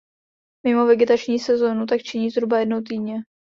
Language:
Czech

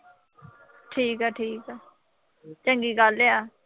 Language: Punjabi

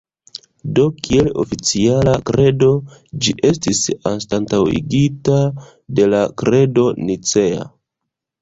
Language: Esperanto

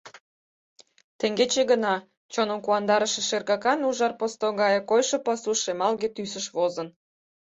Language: Mari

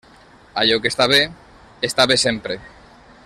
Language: Catalan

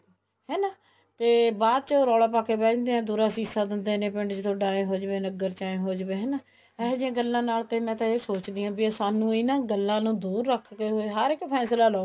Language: Punjabi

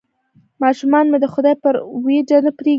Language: Pashto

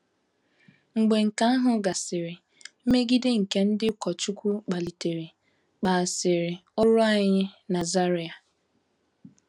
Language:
Igbo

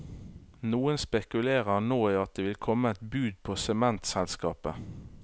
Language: Norwegian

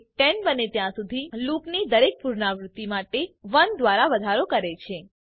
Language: Gujarati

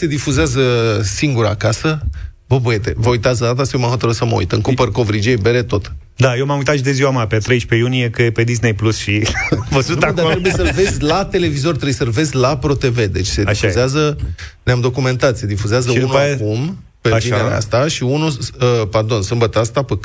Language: Romanian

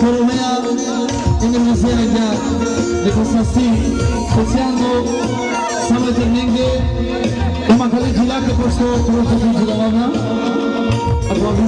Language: Bulgarian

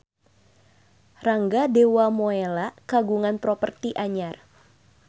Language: Sundanese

